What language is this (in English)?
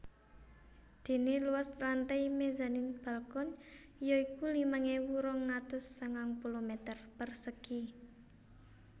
Javanese